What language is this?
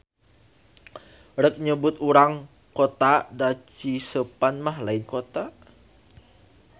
Sundanese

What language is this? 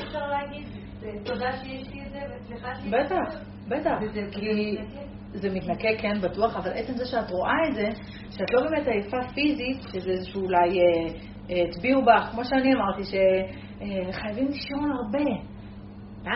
Hebrew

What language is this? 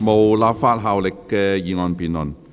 Cantonese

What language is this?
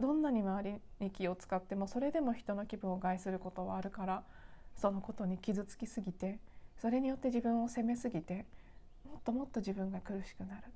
Japanese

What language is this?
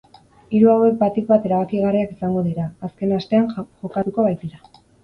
Basque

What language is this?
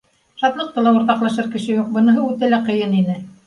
Bashkir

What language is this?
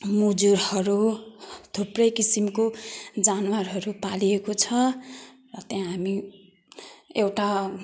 Nepali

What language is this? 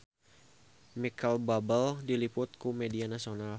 Sundanese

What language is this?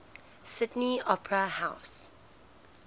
English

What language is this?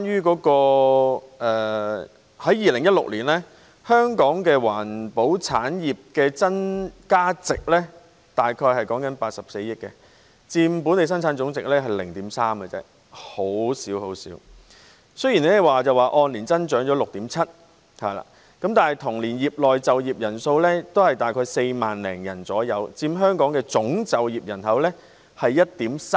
Cantonese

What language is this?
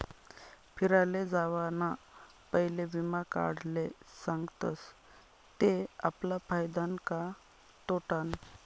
Marathi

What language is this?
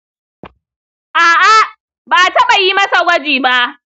Hausa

